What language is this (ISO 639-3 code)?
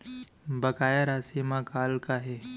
hne